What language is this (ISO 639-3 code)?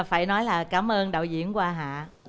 vie